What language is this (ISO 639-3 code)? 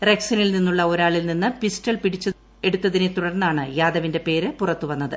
mal